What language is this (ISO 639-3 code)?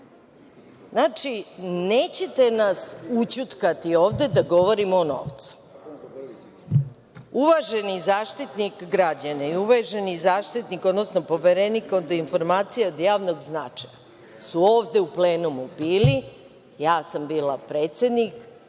srp